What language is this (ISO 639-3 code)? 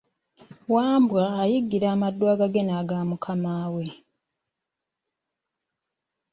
lug